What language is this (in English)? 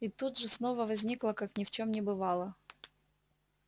Russian